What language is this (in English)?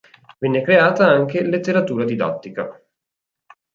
Italian